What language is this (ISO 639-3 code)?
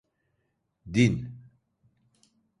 tur